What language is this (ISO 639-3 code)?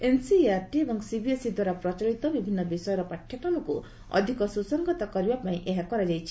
ori